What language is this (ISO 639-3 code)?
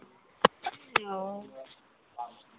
mai